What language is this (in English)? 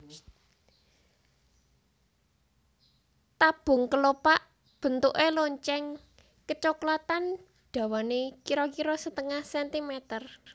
Javanese